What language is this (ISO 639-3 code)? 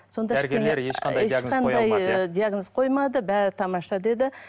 kaz